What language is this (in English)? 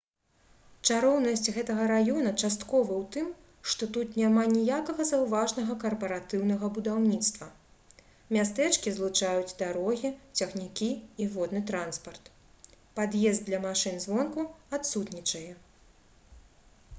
Belarusian